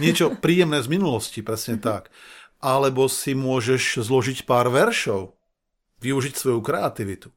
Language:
Slovak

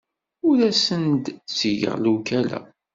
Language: Kabyle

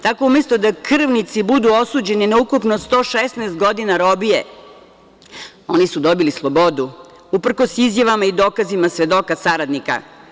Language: Serbian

